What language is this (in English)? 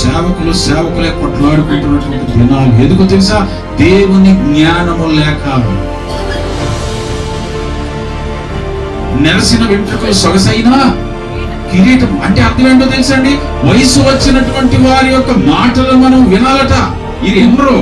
Telugu